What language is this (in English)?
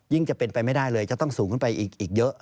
Thai